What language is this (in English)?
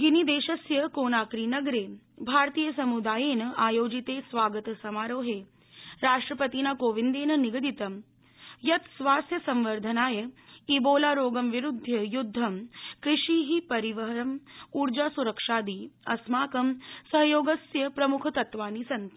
Sanskrit